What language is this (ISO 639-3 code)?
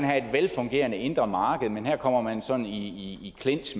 dan